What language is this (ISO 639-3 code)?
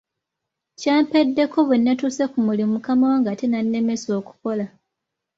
lug